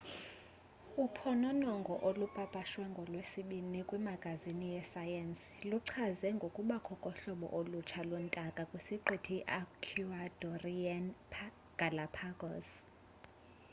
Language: Xhosa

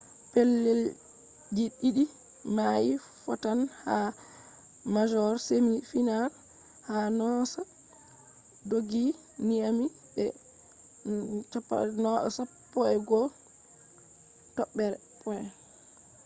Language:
Fula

